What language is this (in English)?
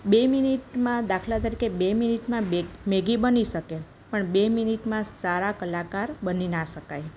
Gujarati